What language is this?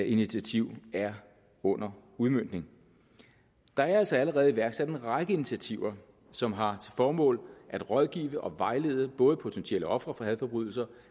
Danish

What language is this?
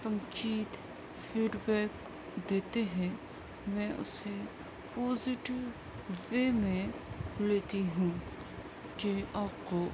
Urdu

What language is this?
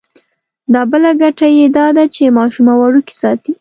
Pashto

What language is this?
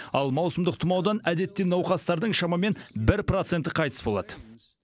Kazakh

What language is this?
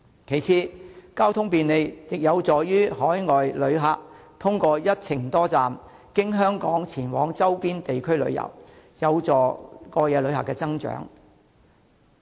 Cantonese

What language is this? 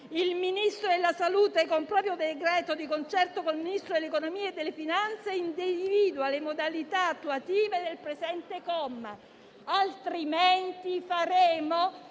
Italian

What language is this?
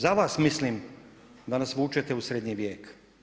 Croatian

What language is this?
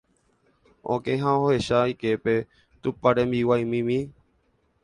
Guarani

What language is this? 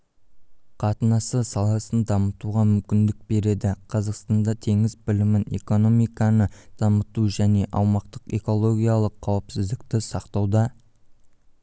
Kazakh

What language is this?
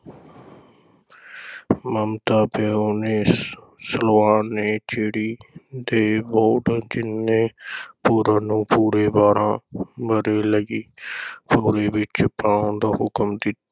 Punjabi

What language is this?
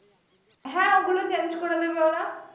Bangla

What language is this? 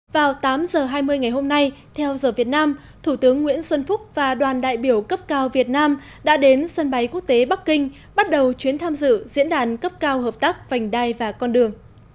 Vietnamese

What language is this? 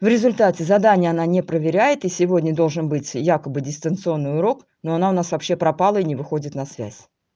Russian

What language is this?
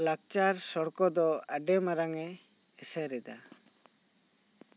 Santali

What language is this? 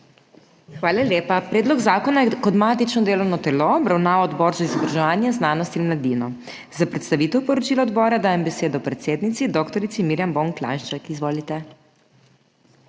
Slovenian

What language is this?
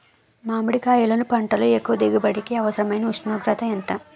Telugu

